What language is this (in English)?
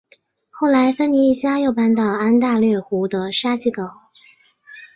Chinese